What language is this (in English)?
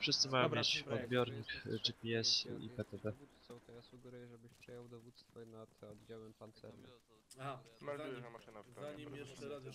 Polish